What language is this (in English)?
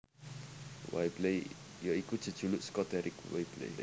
Javanese